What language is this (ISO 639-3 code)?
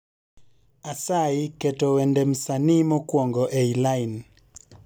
luo